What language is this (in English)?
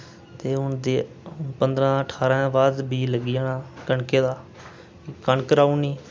Dogri